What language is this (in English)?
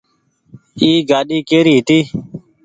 Goaria